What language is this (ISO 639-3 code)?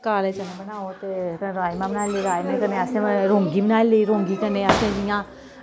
doi